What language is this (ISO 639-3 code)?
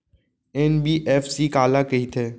hne